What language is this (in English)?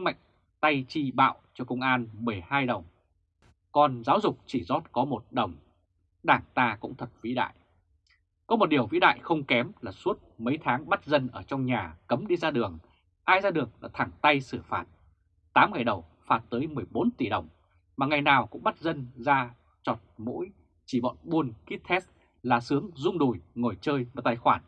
Vietnamese